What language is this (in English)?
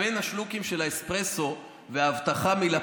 Hebrew